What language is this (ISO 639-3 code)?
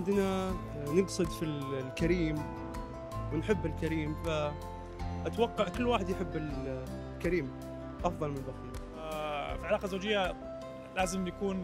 ara